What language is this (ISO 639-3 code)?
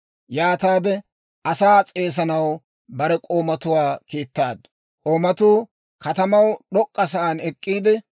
dwr